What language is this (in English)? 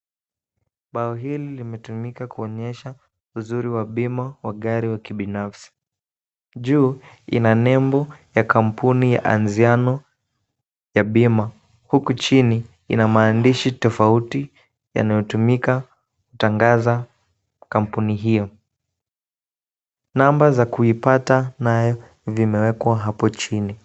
Swahili